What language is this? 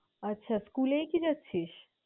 Bangla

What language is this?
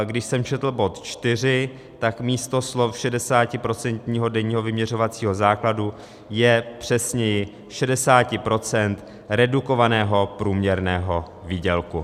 Czech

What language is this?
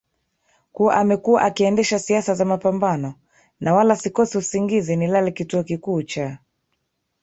Swahili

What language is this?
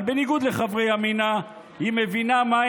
Hebrew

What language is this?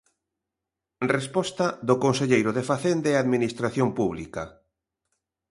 Galician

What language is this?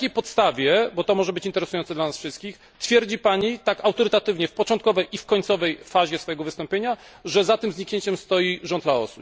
Polish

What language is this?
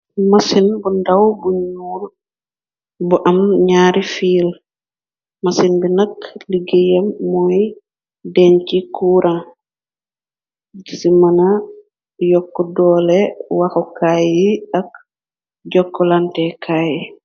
Wolof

